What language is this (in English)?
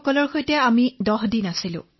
Assamese